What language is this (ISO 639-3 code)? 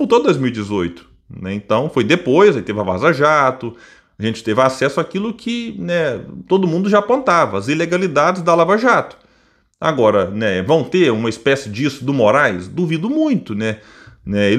por